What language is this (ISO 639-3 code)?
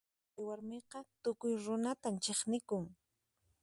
qxp